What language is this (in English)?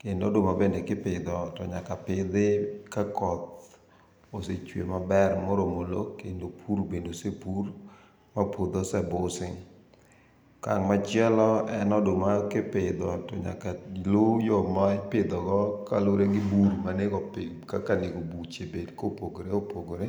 Luo (Kenya and Tanzania)